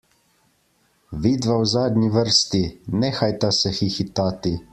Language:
Slovenian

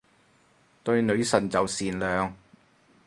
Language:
Cantonese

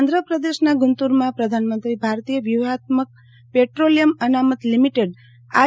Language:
Gujarati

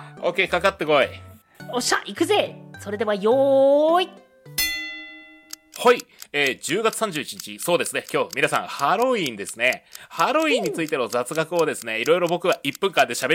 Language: Japanese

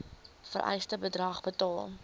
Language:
Afrikaans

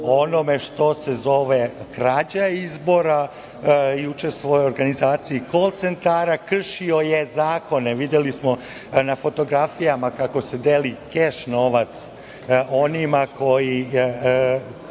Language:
Serbian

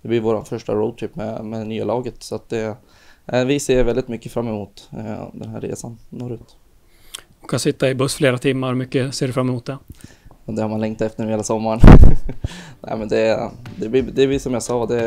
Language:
Swedish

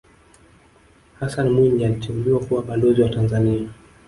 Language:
Swahili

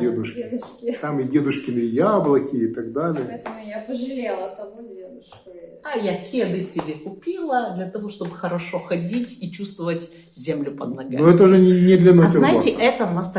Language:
Russian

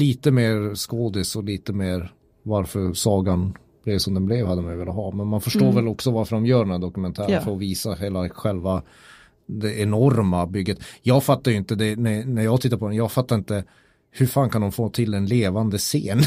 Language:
Swedish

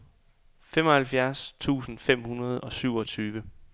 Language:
Danish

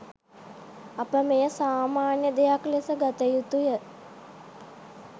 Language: Sinhala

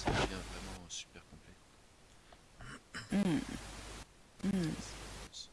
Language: French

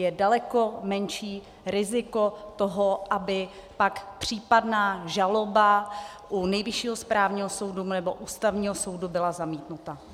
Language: Czech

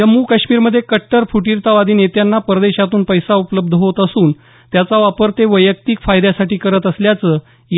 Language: Marathi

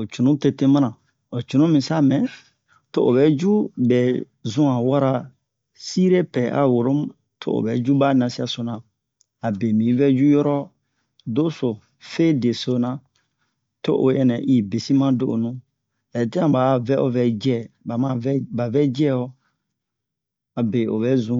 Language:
Bomu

